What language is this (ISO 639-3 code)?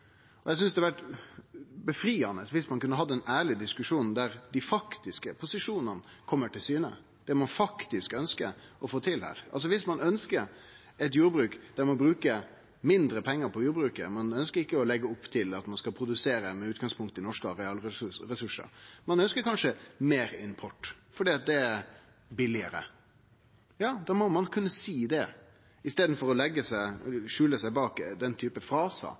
nno